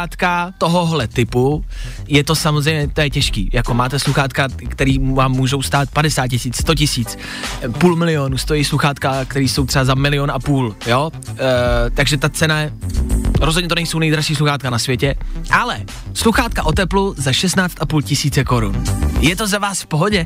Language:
Czech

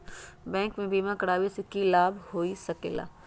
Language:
Magahi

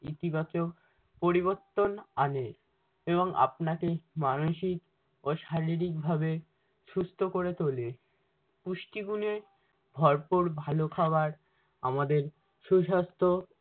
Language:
Bangla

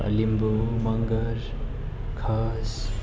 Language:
Nepali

